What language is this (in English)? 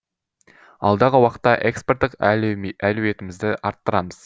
Kazakh